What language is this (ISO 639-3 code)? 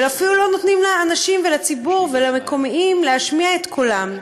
heb